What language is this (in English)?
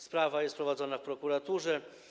Polish